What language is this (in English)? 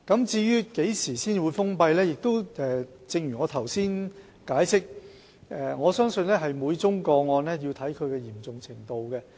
Cantonese